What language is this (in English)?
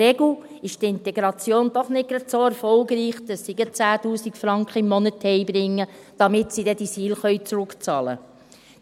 Swiss German